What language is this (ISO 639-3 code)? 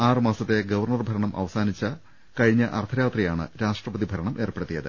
mal